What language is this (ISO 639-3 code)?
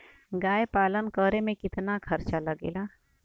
bho